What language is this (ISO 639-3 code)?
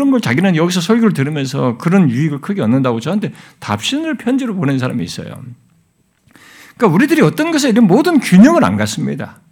kor